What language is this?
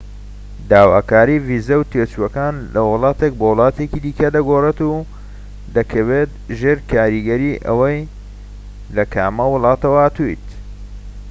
Central Kurdish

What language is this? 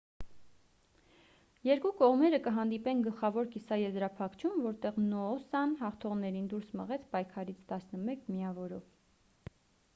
Armenian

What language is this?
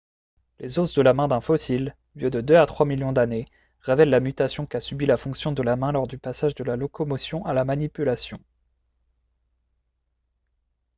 French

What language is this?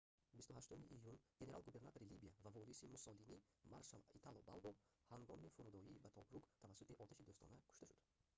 Tajik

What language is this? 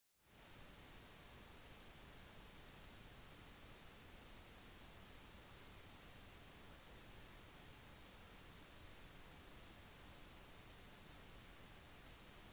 Norwegian Bokmål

